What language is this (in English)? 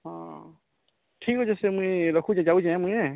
Odia